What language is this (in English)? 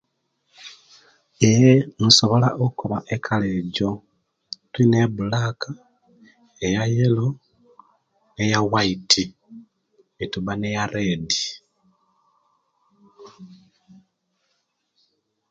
Kenyi